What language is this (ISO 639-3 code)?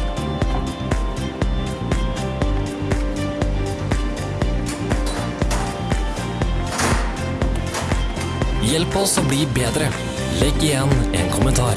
nor